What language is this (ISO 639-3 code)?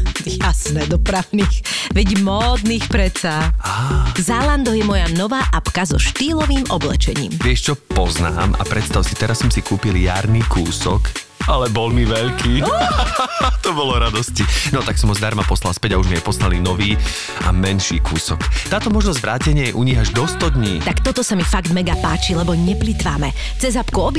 slk